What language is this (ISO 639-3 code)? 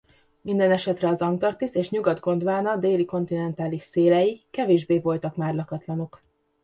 hun